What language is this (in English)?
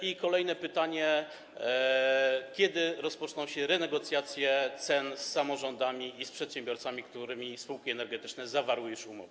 Polish